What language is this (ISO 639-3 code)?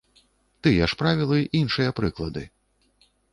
bel